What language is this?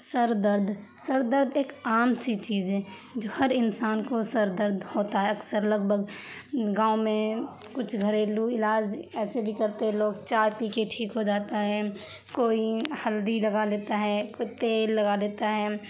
Urdu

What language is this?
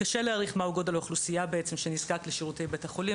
Hebrew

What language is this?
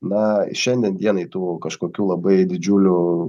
Lithuanian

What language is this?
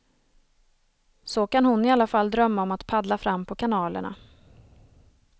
Swedish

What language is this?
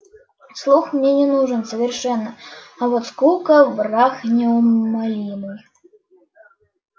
Russian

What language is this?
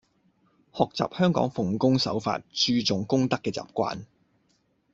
Cantonese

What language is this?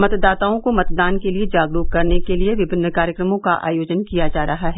Hindi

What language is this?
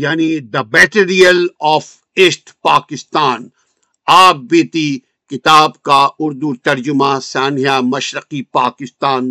Urdu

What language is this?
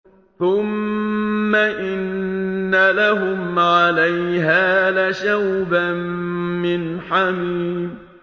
Arabic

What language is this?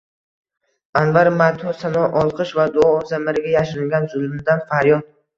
Uzbek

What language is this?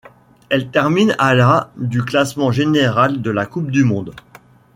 French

